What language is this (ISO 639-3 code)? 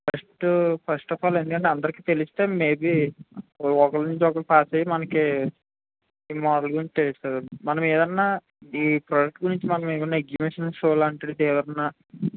tel